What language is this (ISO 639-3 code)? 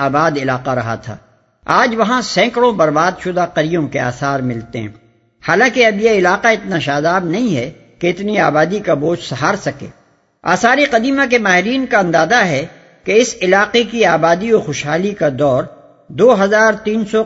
urd